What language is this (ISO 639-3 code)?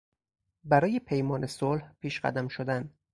fas